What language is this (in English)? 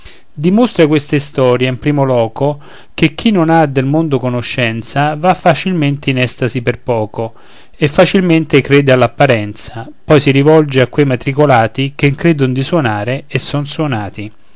Italian